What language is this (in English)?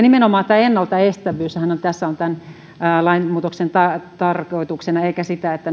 Finnish